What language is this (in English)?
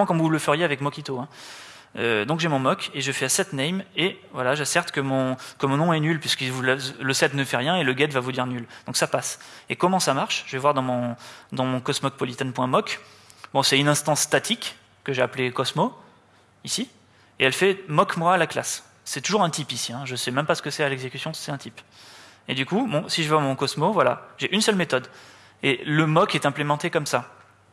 French